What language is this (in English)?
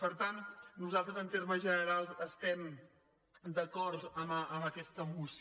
Catalan